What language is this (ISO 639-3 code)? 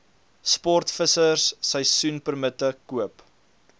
afr